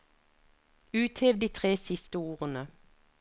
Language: Norwegian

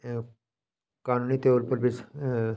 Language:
Dogri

